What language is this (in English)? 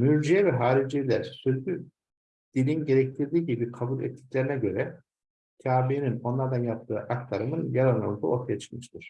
Turkish